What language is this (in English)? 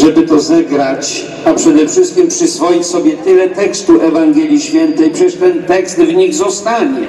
Polish